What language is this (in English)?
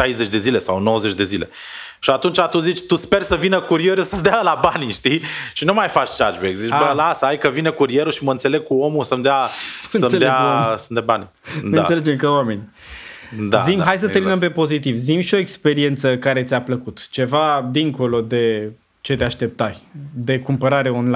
Romanian